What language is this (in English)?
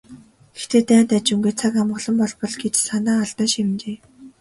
Mongolian